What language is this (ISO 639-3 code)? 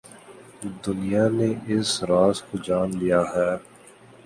urd